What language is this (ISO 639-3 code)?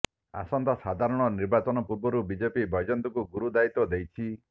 ori